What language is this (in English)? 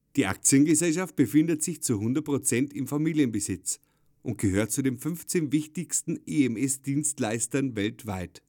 German